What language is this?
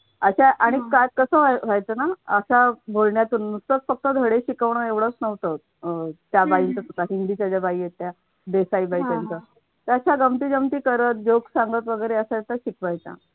Marathi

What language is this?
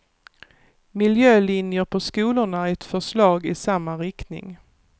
Swedish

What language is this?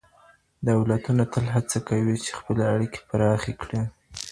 Pashto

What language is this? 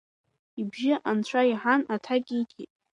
Abkhazian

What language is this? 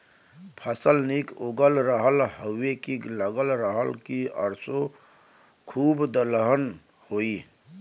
Bhojpuri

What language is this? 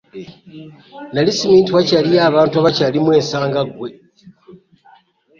Ganda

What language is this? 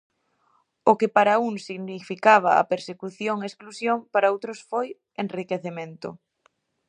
Galician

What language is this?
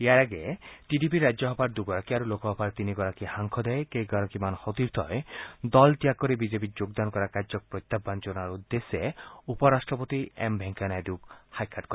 Assamese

